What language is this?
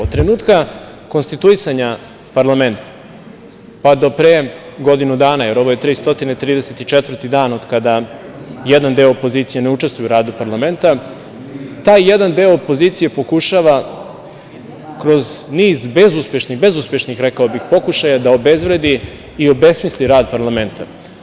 Serbian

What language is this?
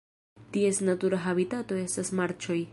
Esperanto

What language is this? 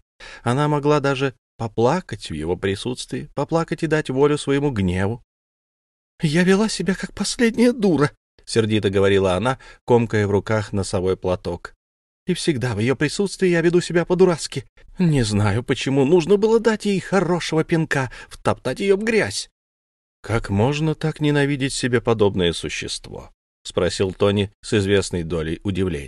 Russian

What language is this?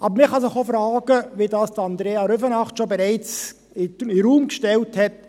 Swiss German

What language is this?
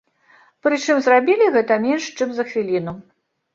Belarusian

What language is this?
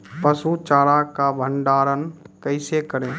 Maithili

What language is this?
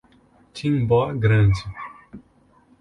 Portuguese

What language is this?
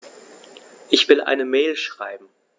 German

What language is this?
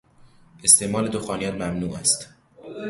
Persian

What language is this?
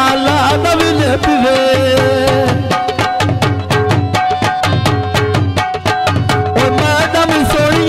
Romanian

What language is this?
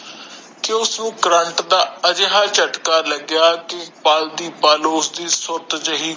Punjabi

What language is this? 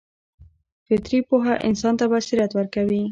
Pashto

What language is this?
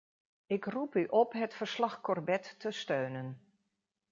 Dutch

